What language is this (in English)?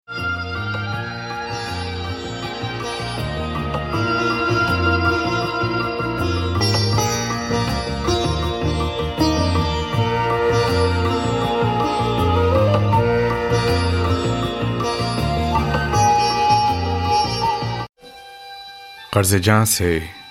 Urdu